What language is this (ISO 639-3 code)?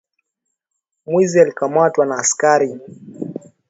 swa